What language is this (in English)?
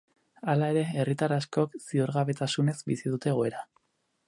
Basque